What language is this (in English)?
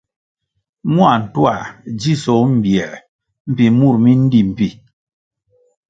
Kwasio